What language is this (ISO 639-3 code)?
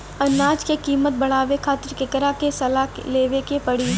bho